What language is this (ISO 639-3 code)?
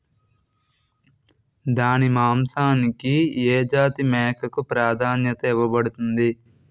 tel